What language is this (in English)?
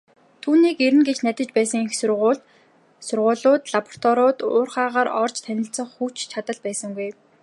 Mongolian